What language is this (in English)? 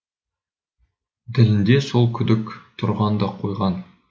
Kazakh